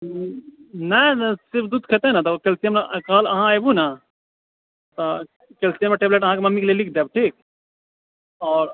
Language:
Maithili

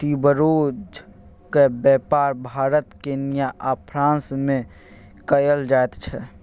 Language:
Maithili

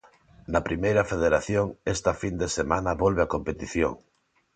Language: Galician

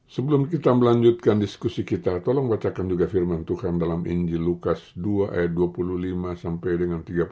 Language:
Indonesian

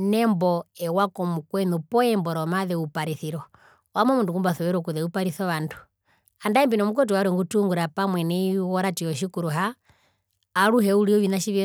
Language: Herero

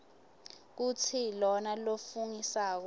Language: Swati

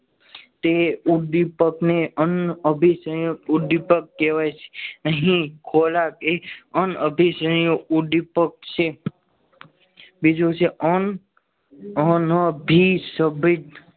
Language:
Gujarati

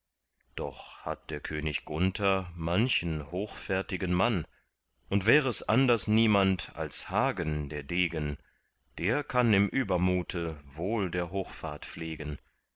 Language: German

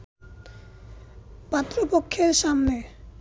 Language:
Bangla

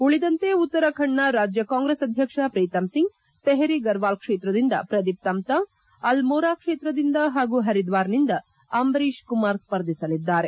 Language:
Kannada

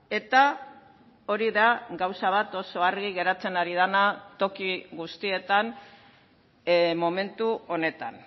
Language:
Basque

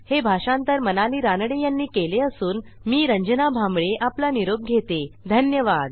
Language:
Marathi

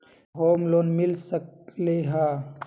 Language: Magahi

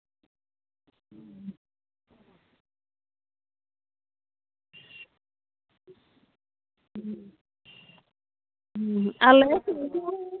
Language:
Santali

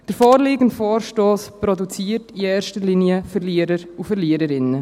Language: Swiss German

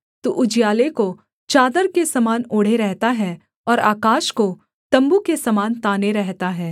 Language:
Hindi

